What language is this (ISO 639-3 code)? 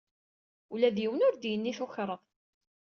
kab